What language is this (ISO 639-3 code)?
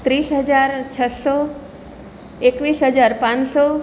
guj